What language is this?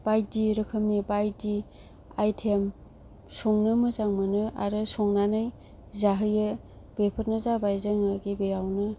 Bodo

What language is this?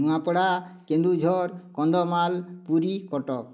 Odia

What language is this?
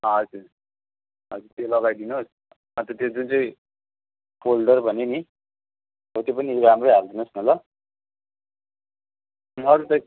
Nepali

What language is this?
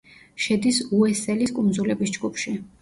Georgian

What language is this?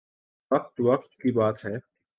Urdu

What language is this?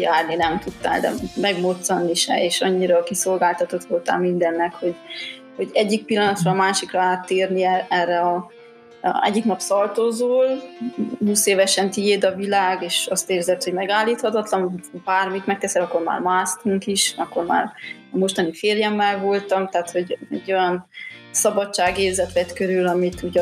Hungarian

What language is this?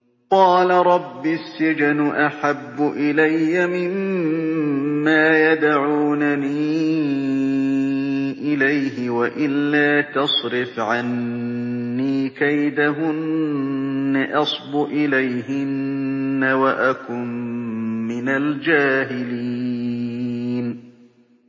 Arabic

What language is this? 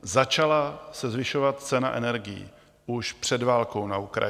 Czech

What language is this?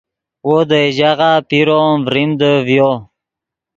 Yidgha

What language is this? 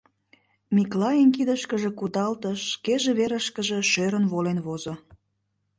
Mari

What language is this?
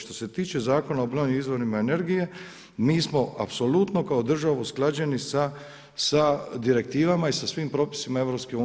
Croatian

